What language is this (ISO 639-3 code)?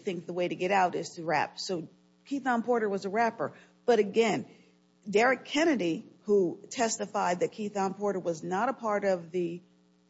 eng